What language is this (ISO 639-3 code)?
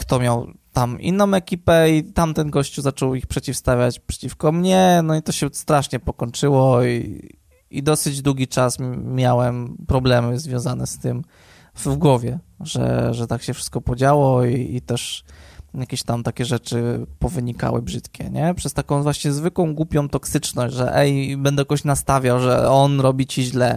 pol